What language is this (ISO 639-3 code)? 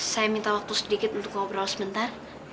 ind